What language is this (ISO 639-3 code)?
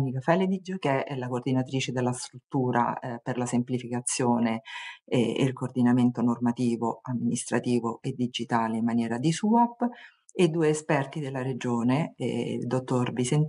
ita